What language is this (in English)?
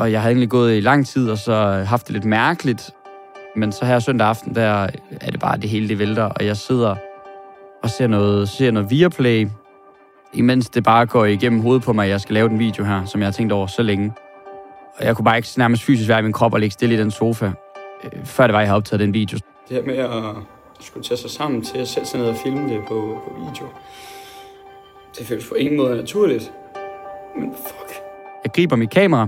Danish